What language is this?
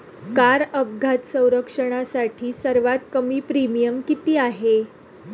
Marathi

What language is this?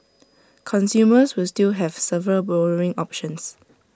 English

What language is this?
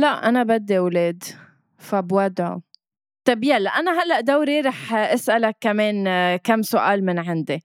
Arabic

